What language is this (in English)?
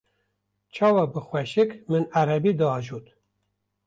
Kurdish